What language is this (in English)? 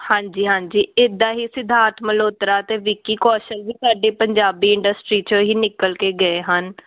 Punjabi